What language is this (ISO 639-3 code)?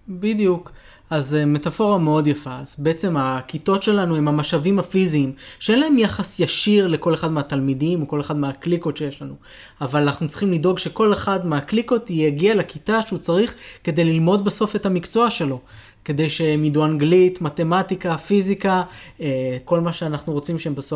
heb